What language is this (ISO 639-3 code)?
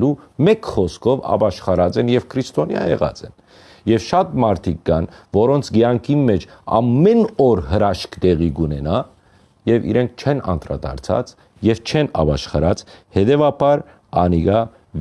hye